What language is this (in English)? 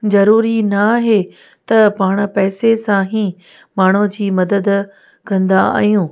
Sindhi